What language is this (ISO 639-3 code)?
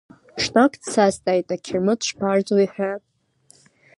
abk